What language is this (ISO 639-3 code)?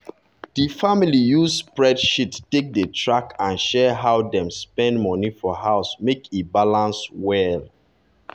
pcm